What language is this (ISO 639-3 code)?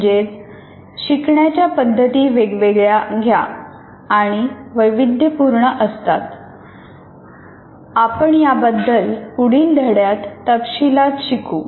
mar